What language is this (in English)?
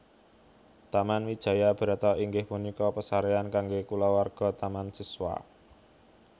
Javanese